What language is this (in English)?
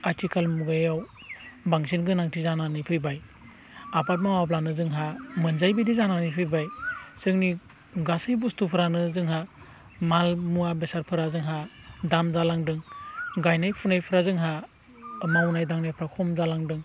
Bodo